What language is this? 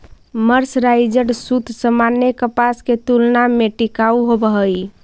Magahi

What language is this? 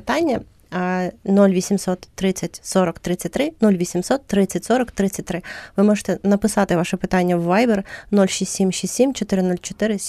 Ukrainian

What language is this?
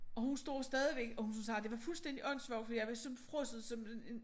Danish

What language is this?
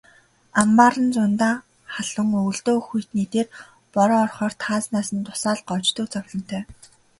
Mongolian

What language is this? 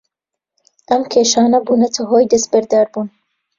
Central Kurdish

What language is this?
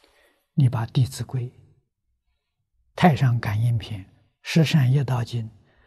Chinese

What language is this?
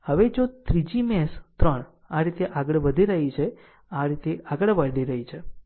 Gujarati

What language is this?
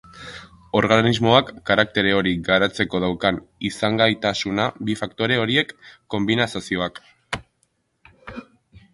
Basque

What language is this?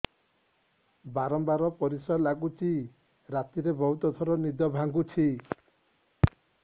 Odia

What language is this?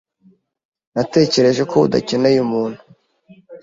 Kinyarwanda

